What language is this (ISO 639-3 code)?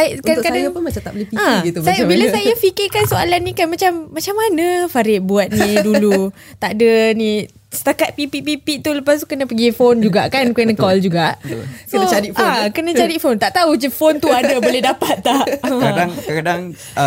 msa